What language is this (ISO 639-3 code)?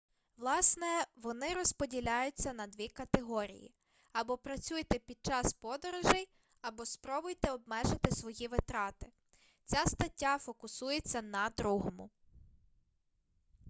ukr